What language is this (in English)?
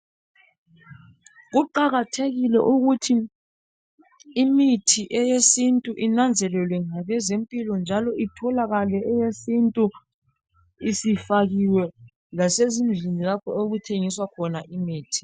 North Ndebele